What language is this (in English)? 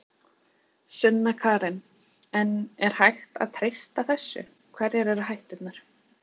Icelandic